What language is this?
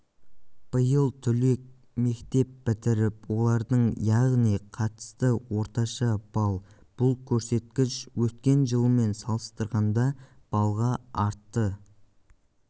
Kazakh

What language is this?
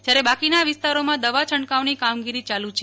Gujarati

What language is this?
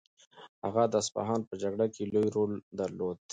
Pashto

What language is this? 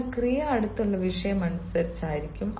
Malayalam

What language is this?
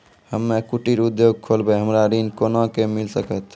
Maithili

